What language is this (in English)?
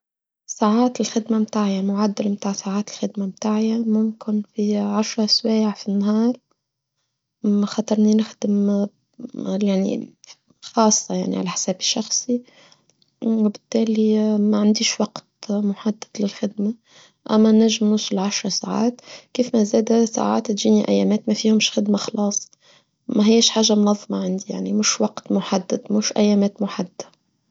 Tunisian Arabic